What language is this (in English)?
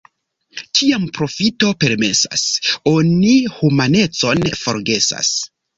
Esperanto